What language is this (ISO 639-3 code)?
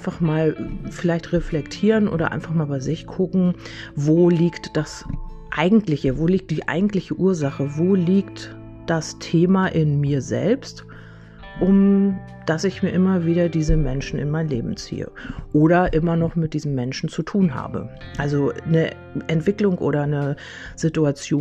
deu